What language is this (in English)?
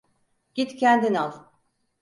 Turkish